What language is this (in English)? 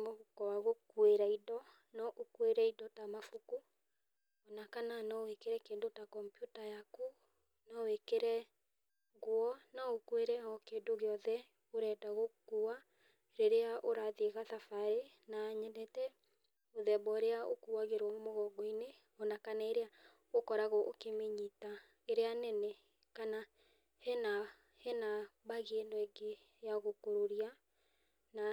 Kikuyu